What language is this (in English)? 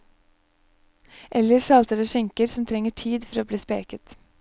Norwegian